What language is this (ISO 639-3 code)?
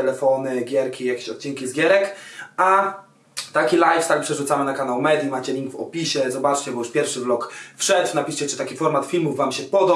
pol